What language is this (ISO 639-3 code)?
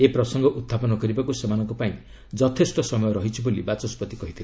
ori